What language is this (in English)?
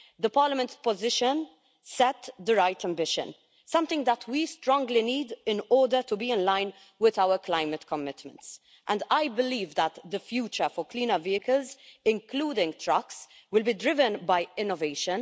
English